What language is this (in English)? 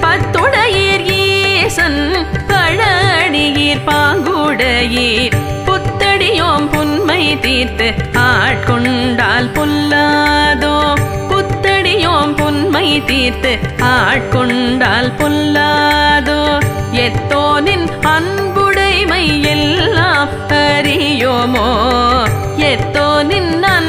Tamil